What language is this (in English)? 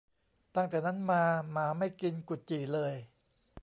Thai